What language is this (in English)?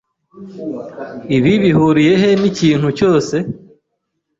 Kinyarwanda